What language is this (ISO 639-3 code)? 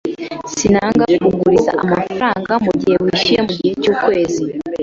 kin